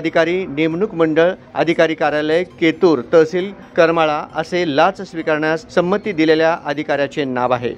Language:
Marathi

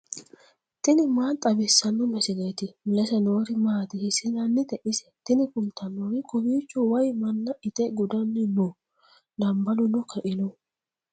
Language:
Sidamo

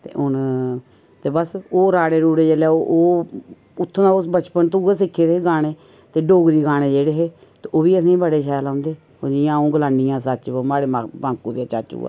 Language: Dogri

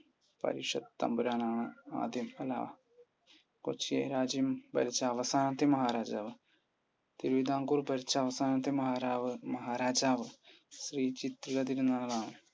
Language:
Malayalam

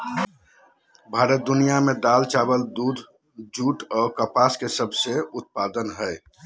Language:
Magahi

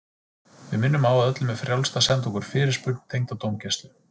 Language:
Icelandic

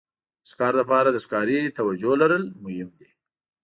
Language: Pashto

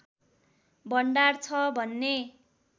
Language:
Nepali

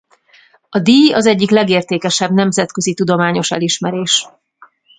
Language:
Hungarian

